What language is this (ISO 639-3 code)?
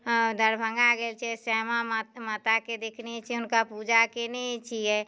mai